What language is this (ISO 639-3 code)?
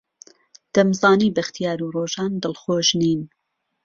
ckb